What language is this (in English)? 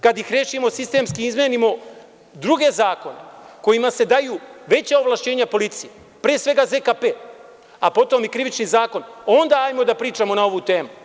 Serbian